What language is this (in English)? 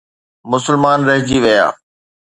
Sindhi